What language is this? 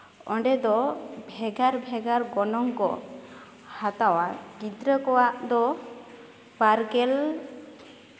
Santali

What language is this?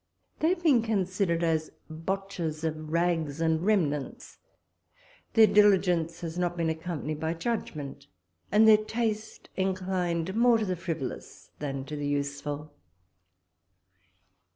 English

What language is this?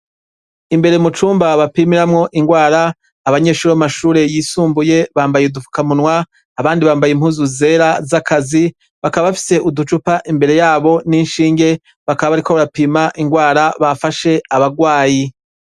Rundi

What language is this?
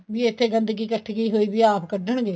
Punjabi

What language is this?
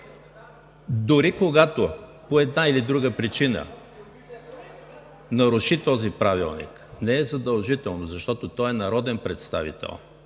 Bulgarian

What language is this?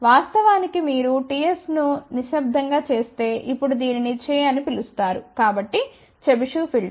Telugu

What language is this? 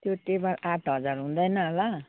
Nepali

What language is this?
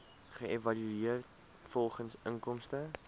Afrikaans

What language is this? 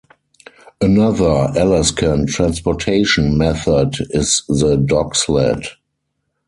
English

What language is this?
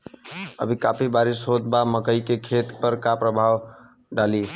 Bhojpuri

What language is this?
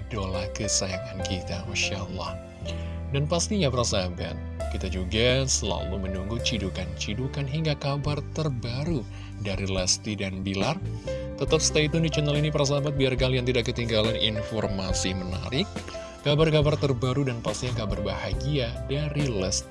Indonesian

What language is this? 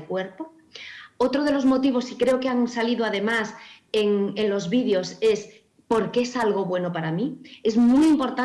Spanish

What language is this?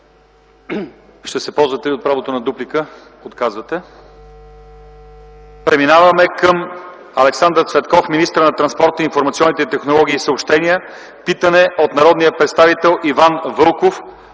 Bulgarian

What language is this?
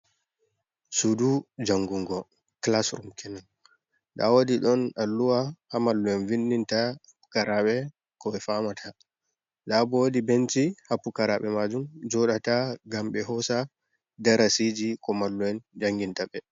Fula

